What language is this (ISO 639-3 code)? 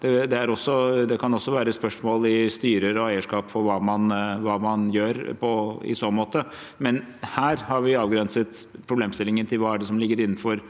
nor